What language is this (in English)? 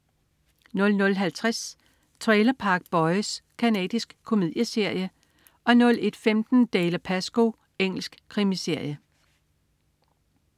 Danish